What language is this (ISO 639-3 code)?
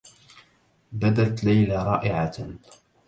ara